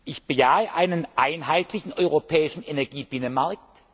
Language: German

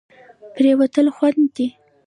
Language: Pashto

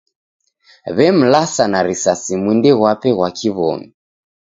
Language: Taita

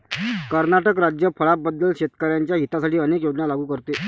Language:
Marathi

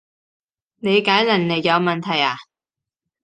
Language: Cantonese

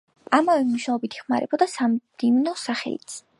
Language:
Georgian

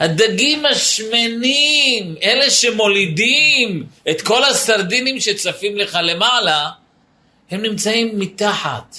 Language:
Hebrew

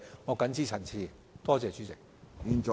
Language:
Cantonese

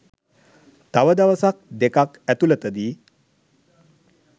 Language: Sinhala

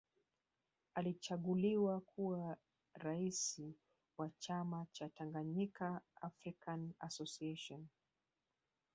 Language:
Swahili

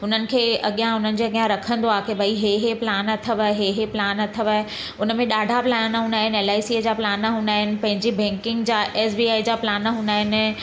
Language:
Sindhi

